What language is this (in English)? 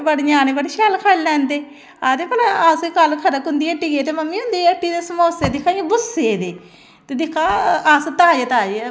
Dogri